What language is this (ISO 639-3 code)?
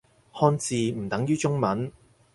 yue